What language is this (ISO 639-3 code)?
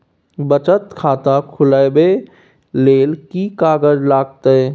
mai